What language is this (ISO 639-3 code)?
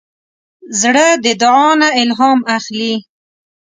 pus